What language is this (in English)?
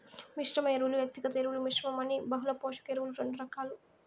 Telugu